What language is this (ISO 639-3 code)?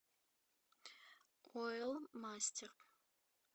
rus